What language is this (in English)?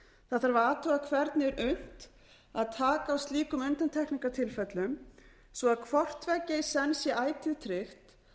Icelandic